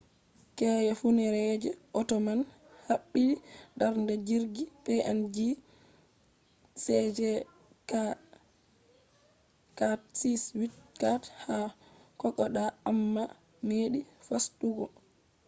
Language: Fula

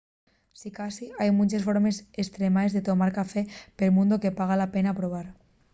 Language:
Asturian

